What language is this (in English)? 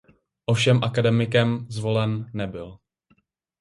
Czech